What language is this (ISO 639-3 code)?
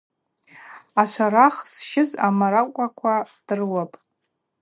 abq